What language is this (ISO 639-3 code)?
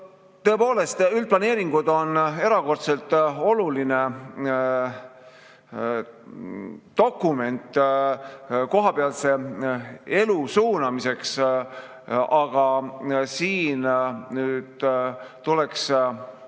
est